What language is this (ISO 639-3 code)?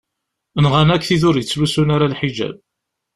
kab